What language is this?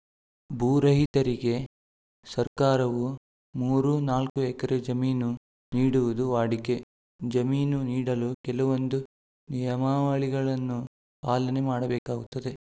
Kannada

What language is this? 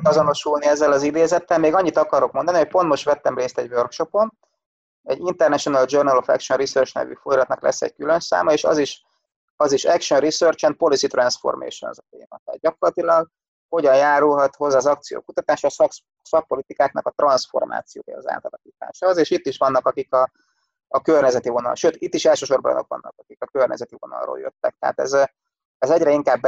Hungarian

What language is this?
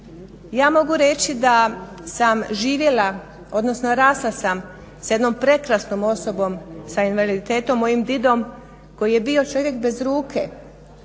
Croatian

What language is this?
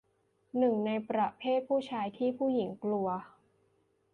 Thai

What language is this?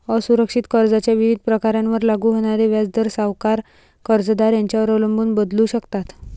Marathi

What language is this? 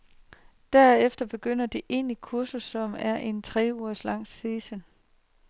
Danish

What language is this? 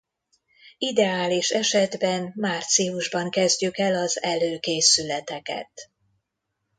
Hungarian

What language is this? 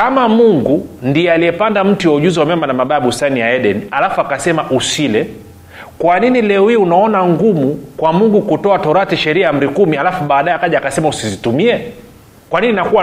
Swahili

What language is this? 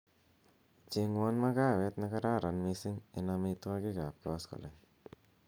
Kalenjin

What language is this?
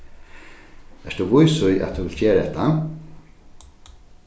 Faroese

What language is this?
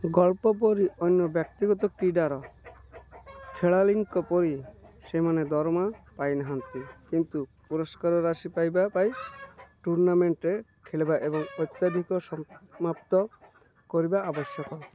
Odia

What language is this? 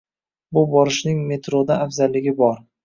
Uzbek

